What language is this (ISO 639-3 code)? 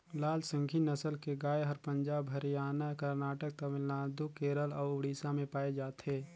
hne